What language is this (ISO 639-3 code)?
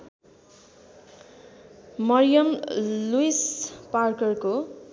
nep